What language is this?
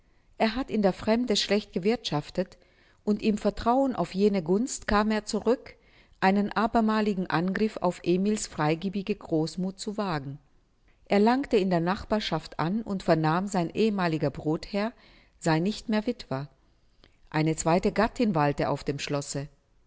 German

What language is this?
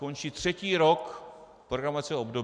Czech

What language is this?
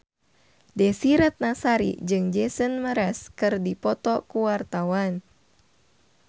Sundanese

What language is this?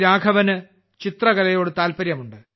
Malayalam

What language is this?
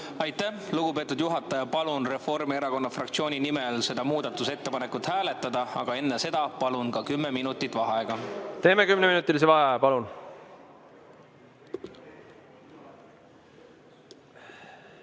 Estonian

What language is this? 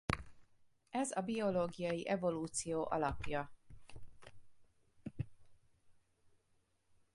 Hungarian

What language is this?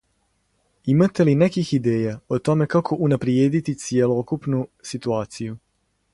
Serbian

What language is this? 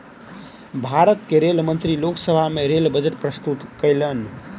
Maithili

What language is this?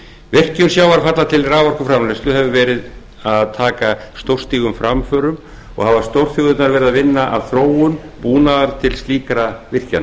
Icelandic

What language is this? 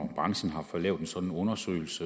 Danish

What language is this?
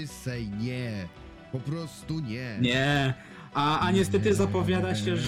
Polish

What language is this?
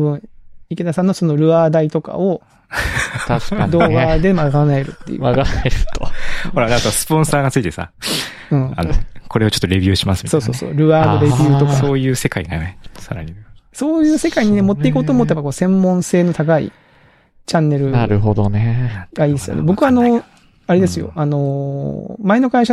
Japanese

